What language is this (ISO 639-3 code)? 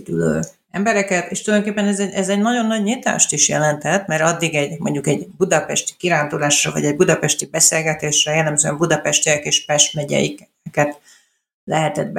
hun